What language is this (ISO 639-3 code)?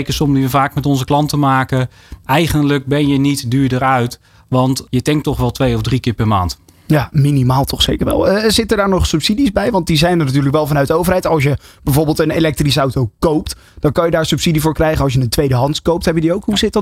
nld